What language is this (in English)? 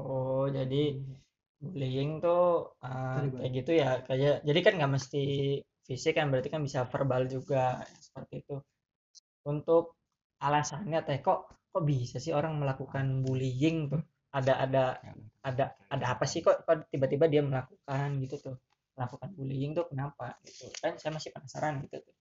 Indonesian